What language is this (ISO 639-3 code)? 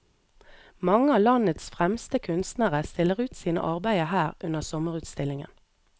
nor